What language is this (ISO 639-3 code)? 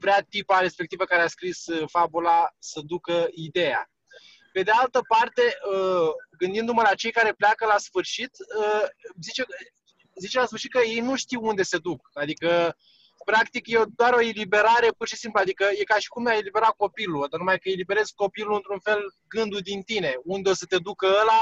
ron